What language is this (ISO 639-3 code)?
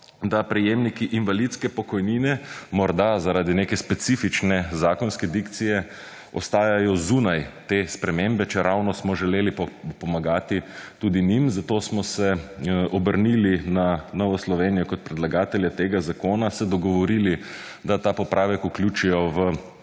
slv